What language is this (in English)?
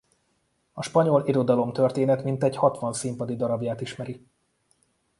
Hungarian